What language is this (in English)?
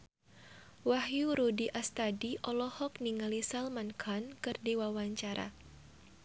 Sundanese